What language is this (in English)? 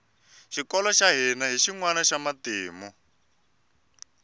Tsonga